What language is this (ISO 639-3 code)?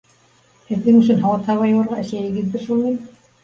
bak